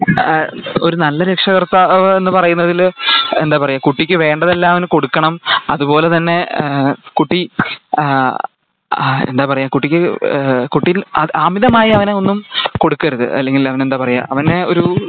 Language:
Malayalam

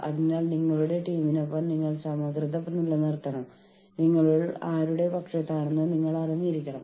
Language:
Malayalam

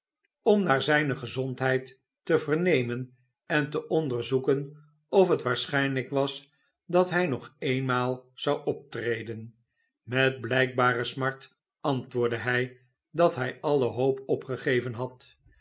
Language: Dutch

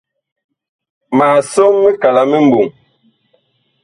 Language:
Bakoko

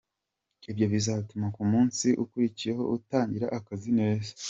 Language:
Kinyarwanda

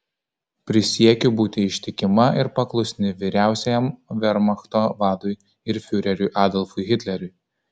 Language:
Lithuanian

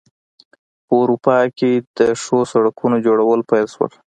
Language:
Pashto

